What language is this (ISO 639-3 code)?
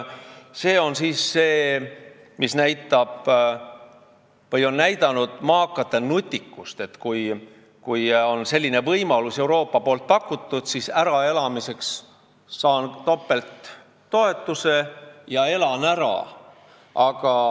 est